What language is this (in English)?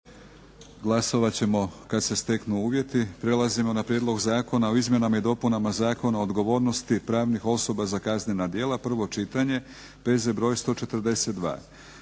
Croatian